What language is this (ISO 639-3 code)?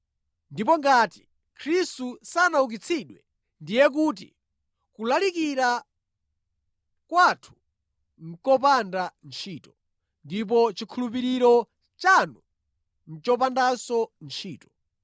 nya